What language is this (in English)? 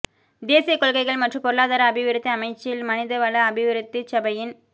Tamil